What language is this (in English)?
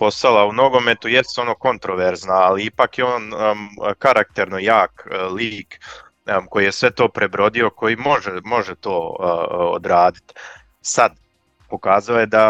Croatian